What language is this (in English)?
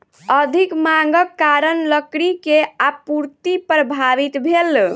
Maithili